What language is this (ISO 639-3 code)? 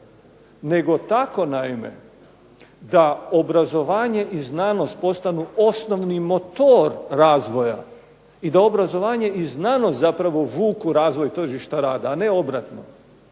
hrv